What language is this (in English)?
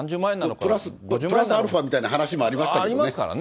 Japanese